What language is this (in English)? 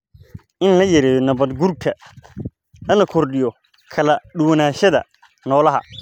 Somali